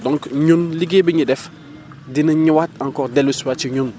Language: Wolof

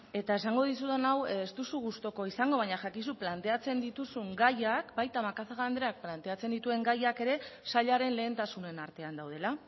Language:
Basque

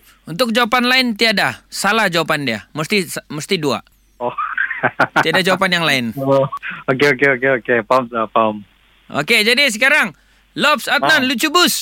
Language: Malay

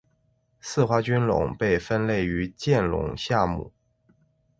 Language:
Chinese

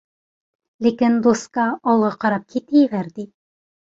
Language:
Uyghur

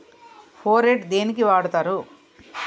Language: Telugu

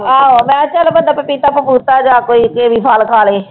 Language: Punjabi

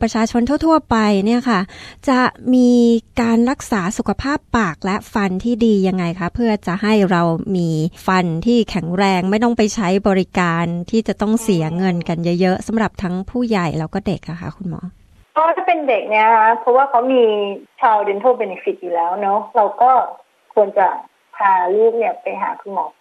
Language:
Thai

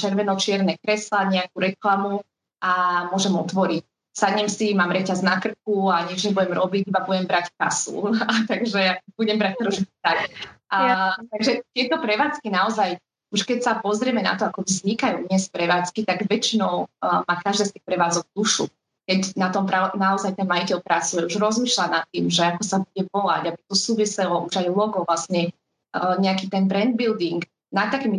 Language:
Slovak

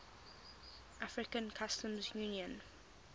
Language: English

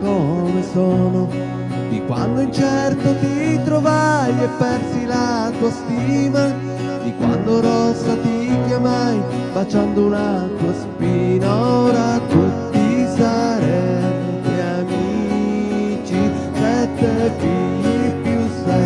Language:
Italian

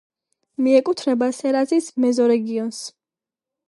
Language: Georgian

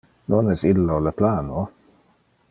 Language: Interlingua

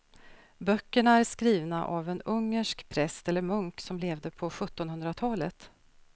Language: Swedish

